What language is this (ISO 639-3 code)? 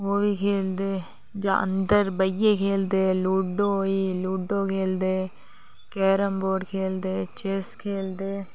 doi